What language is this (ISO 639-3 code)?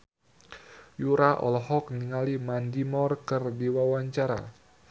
sun